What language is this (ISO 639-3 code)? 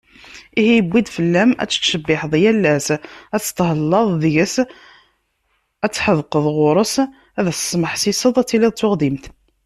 kab